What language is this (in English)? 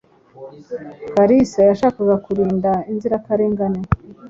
Kinyarwanda